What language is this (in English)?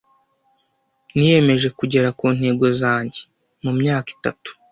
Kinyarwanda